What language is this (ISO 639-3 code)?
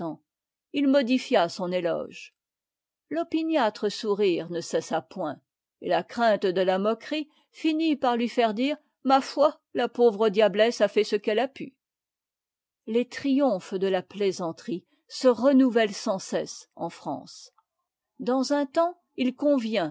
fra